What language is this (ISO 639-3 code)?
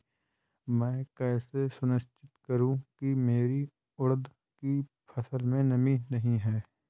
hin